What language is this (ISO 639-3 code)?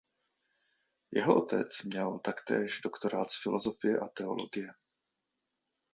ces